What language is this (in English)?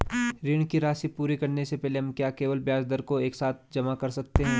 Hindi